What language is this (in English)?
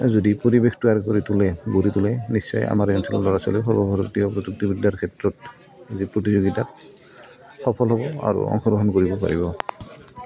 Assamese